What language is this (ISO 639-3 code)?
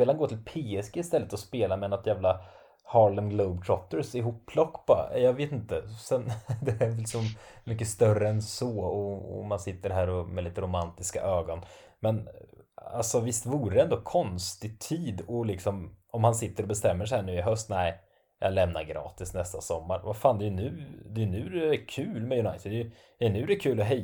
swe